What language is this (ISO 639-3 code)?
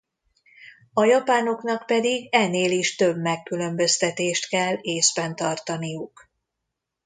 hun